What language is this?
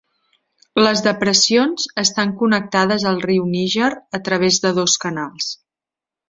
Catalan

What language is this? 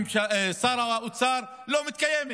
Hebrew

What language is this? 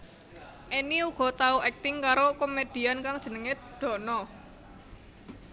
Javanese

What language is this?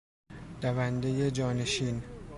Persian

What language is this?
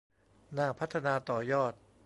Thai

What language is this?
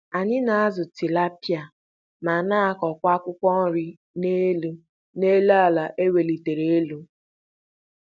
Igbo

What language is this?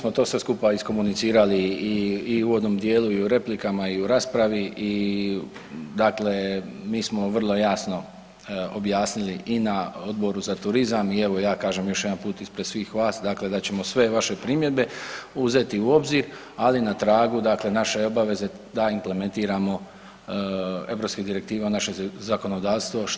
Croatian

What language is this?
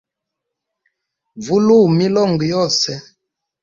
Hemba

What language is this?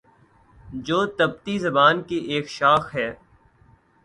Urdu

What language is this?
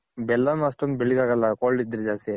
Kannada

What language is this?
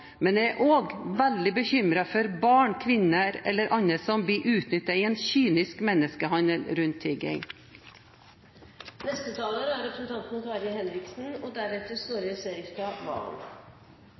Norwegian Bokmål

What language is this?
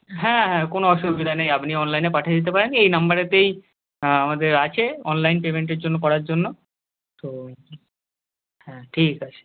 Bangla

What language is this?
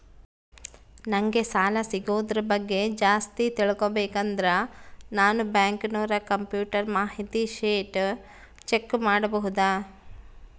Kannada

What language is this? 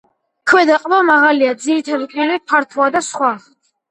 Georgian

